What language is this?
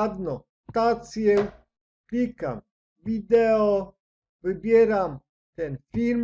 Polish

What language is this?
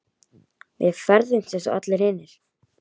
Icelandic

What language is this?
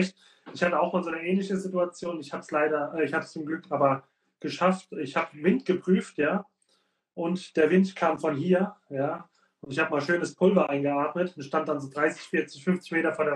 German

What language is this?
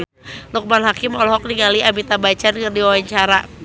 Sundanese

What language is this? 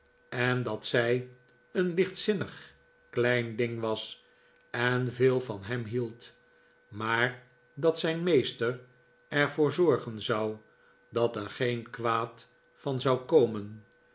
Dutch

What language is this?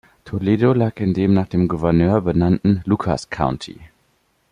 German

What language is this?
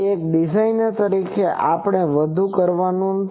Gujarati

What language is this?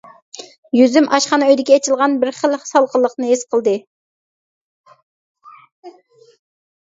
Uyghur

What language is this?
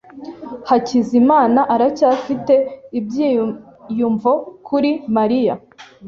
Kinyarwanda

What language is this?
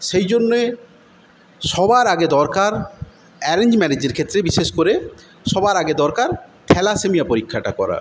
Bangla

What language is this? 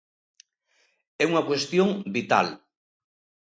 Galician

